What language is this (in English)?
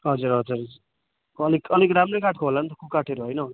Nepali